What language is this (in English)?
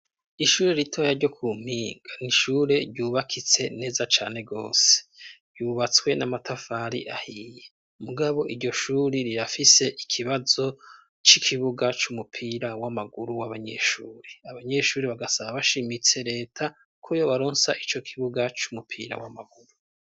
Rundi